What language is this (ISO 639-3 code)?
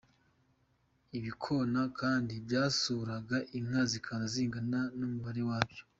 kin